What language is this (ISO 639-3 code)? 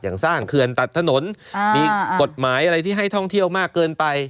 tha